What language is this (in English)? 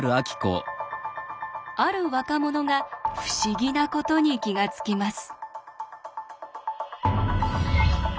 Japanese